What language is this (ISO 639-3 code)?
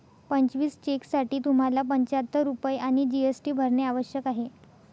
mar